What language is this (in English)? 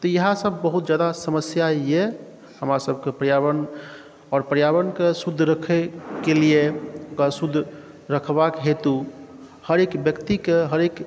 Maithili